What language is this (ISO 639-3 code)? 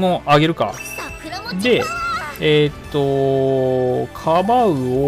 jpn